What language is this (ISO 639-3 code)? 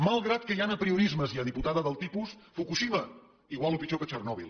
cat